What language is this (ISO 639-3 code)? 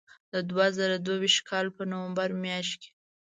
pus